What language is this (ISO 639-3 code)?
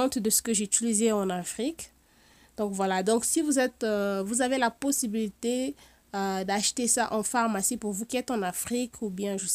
fra